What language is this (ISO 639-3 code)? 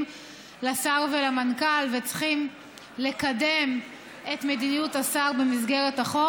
heb